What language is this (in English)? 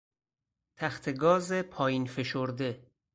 Persian